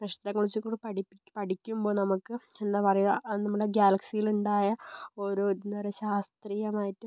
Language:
Malayalam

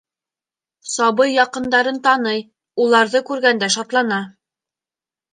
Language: Bashkir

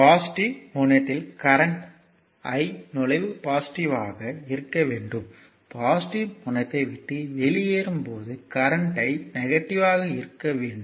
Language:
Tamil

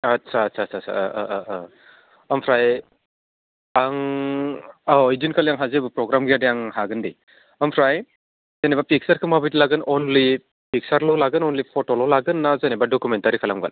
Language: Bodo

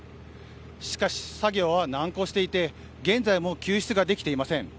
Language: Japanese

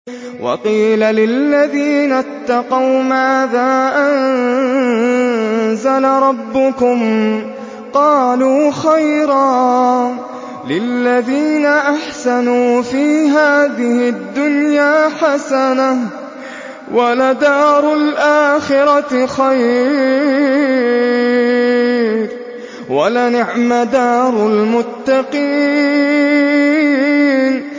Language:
Arabic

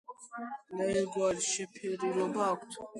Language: Georgian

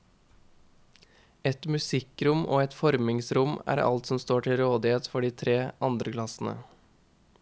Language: Norwegian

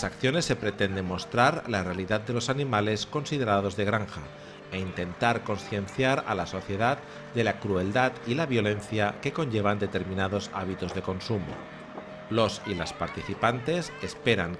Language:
Spanish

